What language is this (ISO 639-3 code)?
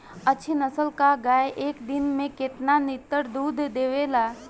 bho